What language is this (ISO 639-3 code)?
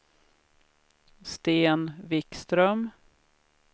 swe